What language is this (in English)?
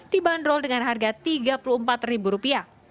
Indonesian